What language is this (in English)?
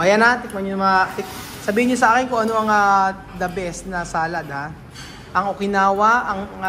Filipino